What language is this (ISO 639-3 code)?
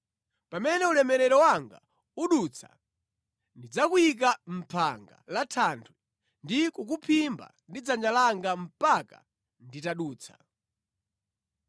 nya